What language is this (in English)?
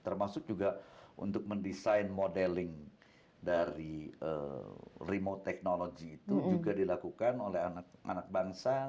Indonesian